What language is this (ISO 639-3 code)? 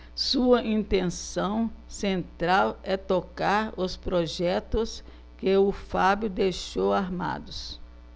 por